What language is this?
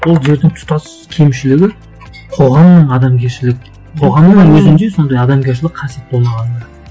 Kazakh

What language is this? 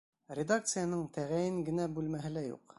Bashkir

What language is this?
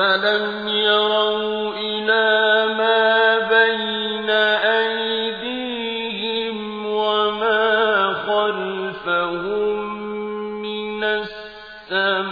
Arabic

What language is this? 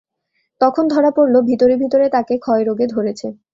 Bangla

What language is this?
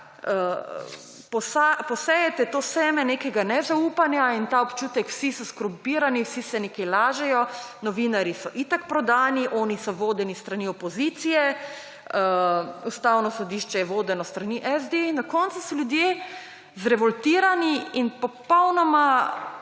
Slovenian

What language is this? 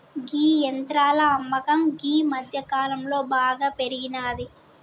Telugu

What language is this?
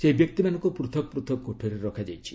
Odia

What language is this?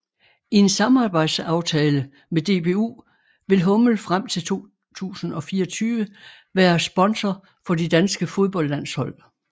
Danish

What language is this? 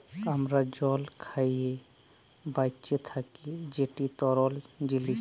Bangla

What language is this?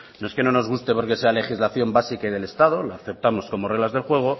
Spanish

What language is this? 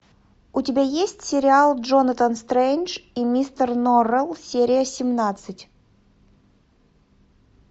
Russian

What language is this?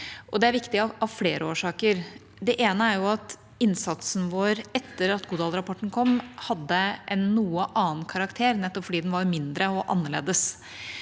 Norwegian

